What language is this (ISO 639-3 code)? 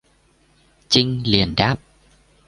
vie